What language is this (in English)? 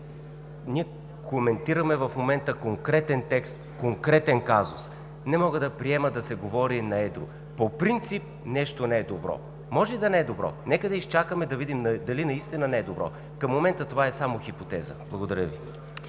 Bulgarian